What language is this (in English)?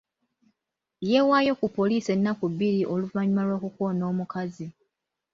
Ganda